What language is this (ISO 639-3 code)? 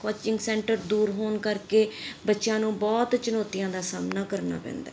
pan